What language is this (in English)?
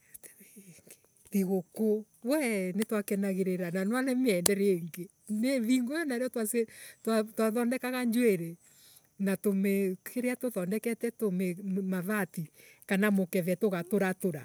Embu